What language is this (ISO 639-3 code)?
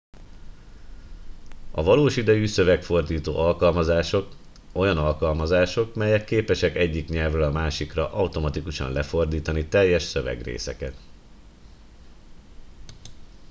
hun